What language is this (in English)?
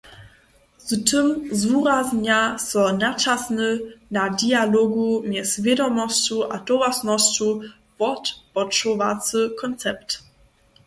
Upper Sorbian